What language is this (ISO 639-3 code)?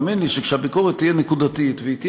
heb